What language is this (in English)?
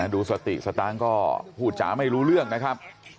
Thai